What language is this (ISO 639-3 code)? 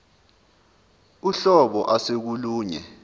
zul